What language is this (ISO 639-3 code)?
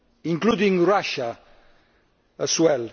eng